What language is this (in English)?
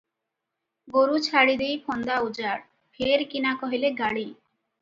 Odia